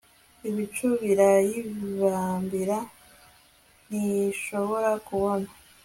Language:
Kinyarwanda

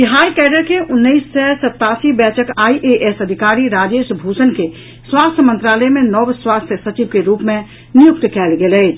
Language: Maithili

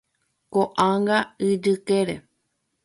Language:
Guarani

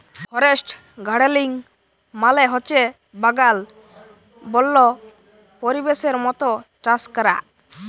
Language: Bangla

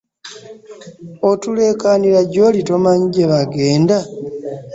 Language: Ganda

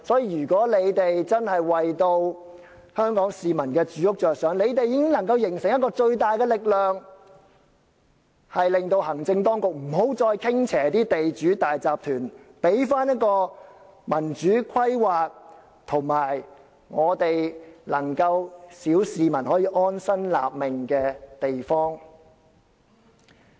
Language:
Cantonese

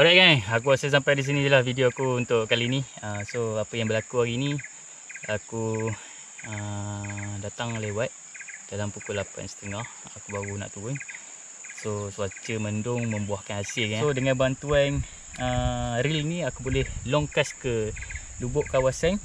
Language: Malay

